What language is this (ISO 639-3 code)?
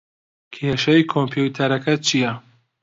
ckb